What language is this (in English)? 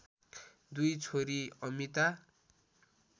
Nepali